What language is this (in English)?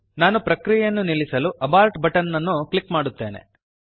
Kannada